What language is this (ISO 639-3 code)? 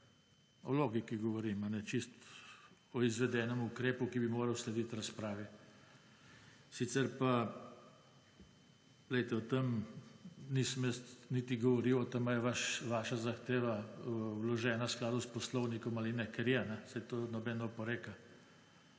slv